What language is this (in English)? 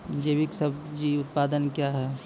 Maithili